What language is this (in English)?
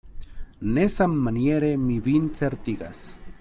Esperanto